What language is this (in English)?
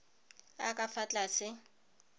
Tswana